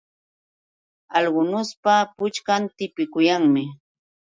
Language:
Yauyos Quechua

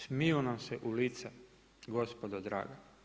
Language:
Croatian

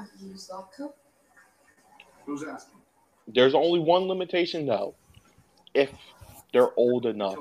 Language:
English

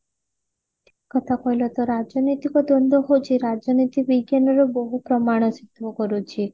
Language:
Odia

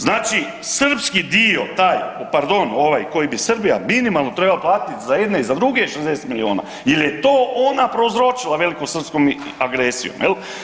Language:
Croatian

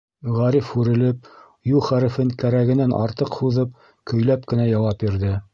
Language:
Bashkir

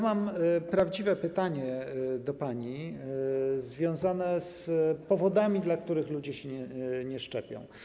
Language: Polish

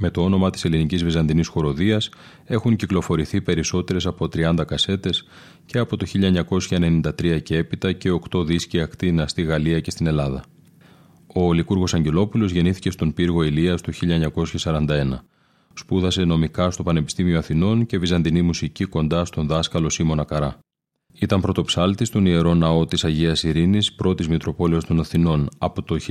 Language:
Greek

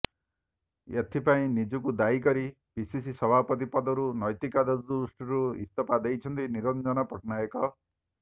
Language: Odia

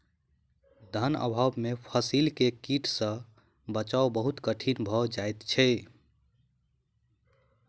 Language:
Maithili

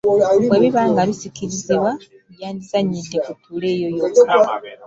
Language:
Ganda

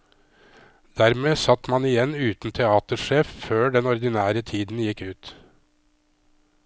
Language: Norwegian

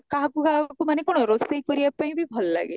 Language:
Odia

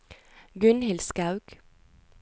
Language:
Norwegian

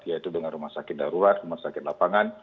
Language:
Indonesian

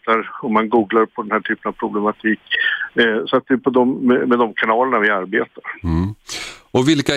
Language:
Swedish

